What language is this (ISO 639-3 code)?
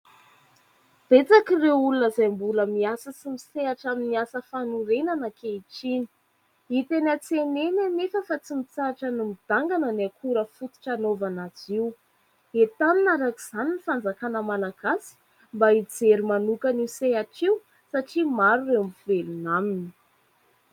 mlg